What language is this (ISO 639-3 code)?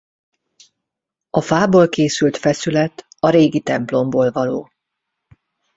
hun